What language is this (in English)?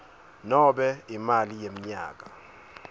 Swati